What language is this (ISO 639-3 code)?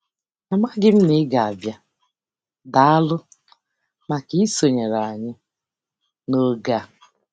ibo